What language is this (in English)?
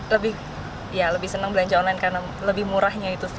Indonesian